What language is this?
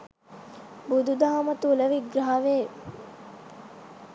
Sinhala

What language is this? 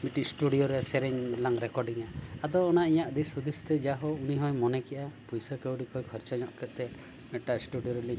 Santali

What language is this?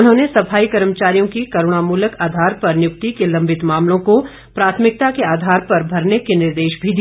Hindi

